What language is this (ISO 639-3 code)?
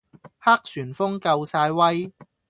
yue